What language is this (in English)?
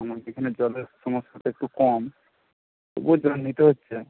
Bangla